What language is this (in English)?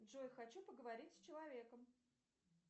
Russian